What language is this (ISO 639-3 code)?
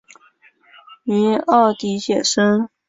zho